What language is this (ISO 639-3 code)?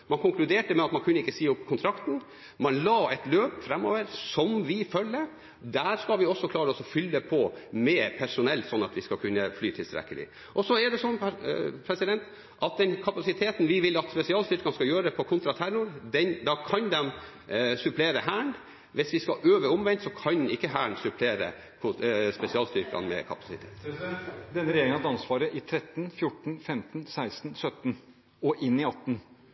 nor